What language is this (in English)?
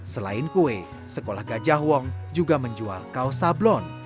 Indonesian